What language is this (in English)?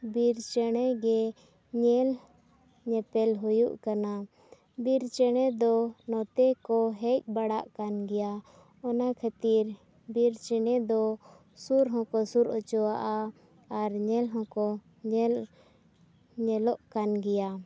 Santali